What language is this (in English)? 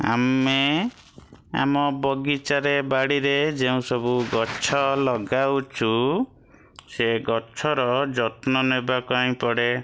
Odia